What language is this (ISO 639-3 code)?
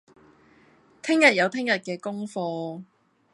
yue